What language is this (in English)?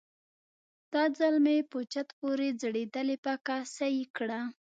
Pashto